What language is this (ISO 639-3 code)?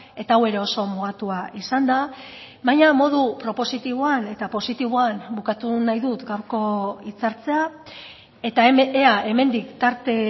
eus